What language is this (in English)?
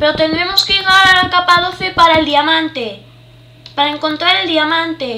Spanish